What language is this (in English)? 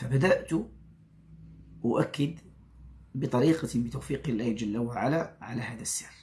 Arabic